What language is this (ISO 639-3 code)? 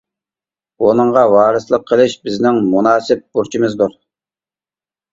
uig